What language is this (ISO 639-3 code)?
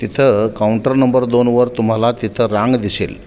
mar